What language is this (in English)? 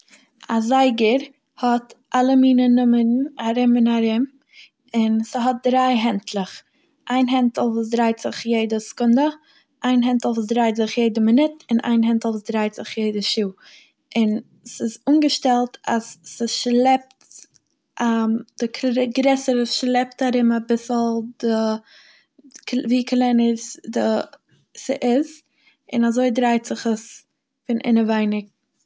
Yiddish